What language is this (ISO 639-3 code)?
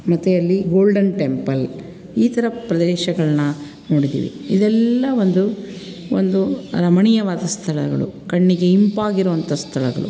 kan